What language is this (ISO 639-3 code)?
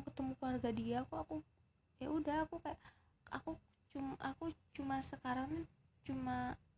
ind